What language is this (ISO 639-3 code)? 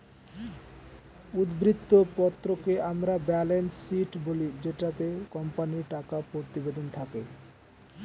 ben